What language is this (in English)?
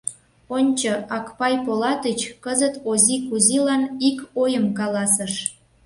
Mari